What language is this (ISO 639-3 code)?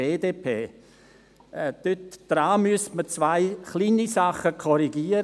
gsw